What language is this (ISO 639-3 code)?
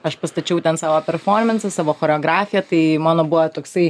lit